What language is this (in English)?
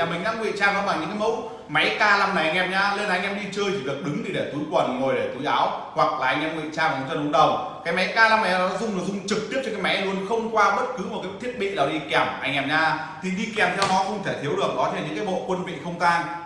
Vietnamese